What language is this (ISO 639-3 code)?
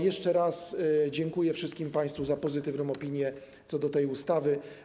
pol